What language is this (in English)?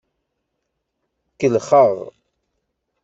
Kabyle